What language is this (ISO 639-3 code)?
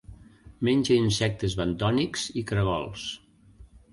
cat